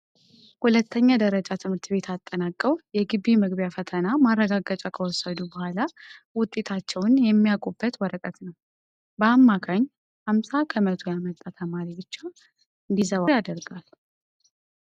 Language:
Amharic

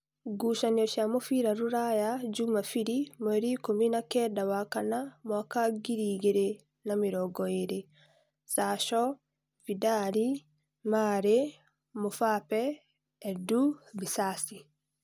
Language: Kikuyu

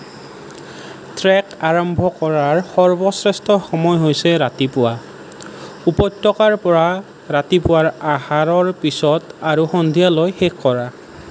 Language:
Assamese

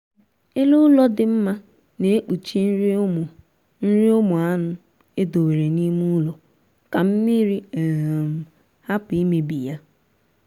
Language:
Igbo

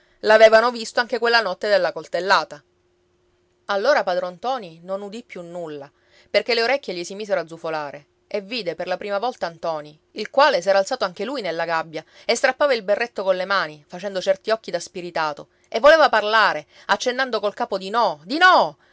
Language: Italian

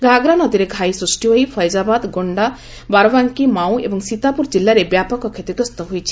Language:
Odia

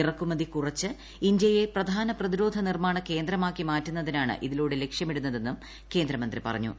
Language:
Malayalam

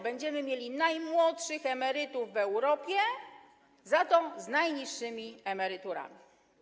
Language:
Polish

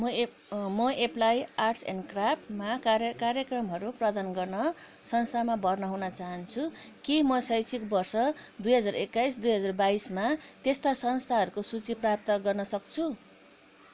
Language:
Nepali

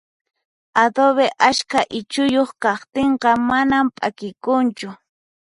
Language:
Puno Quechua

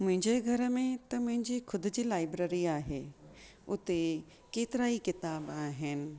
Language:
Sindhi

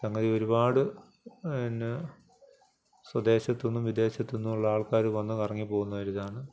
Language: Malayalam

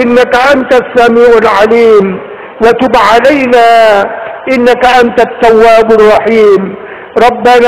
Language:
Indonesian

